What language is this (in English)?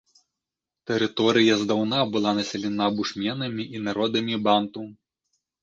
Belarusian